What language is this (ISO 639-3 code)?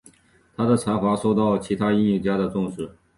zho